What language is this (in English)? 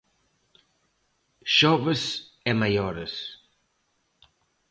Galician